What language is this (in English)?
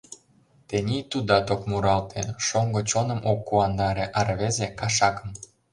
Mari